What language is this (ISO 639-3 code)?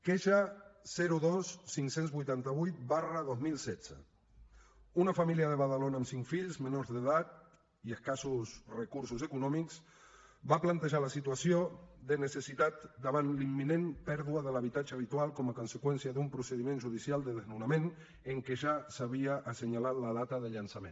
cat